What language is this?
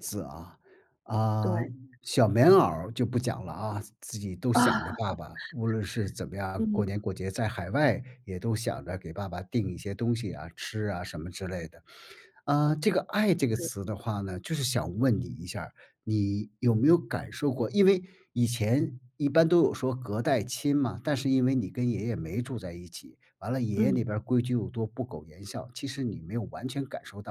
Chinese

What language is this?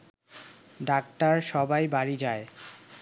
Bangla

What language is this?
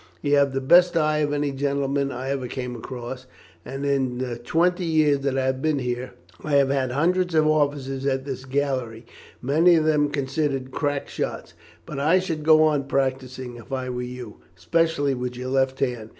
English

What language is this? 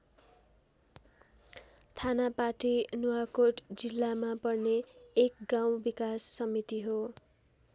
Nepali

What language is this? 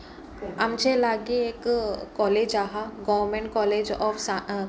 Konkani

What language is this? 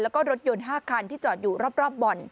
Thai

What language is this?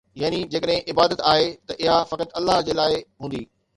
Sindhi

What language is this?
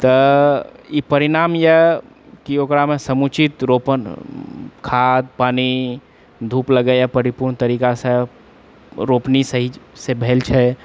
Maithili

